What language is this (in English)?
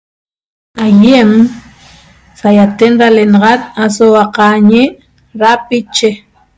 Toba